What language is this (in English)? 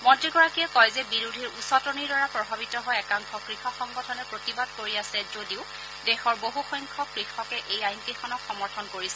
Assamese